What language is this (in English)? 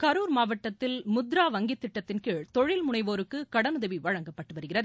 Tamil